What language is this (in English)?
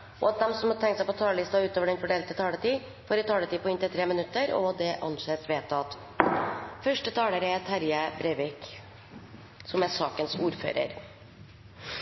Norwegian